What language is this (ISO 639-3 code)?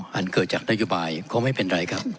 tha